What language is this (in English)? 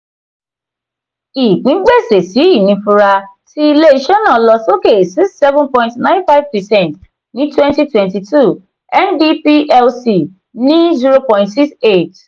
Yoruba